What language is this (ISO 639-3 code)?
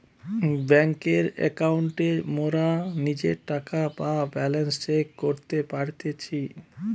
ben